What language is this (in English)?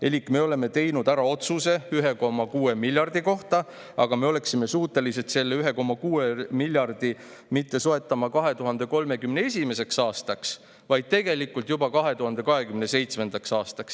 Estonian